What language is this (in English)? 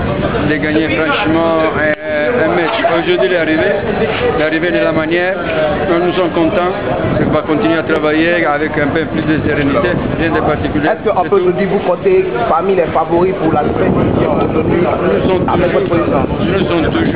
French